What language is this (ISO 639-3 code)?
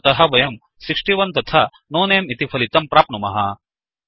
san